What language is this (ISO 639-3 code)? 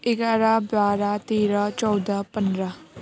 nep